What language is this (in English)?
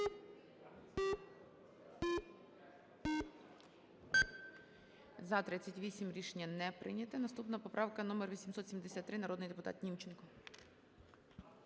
Ukrainian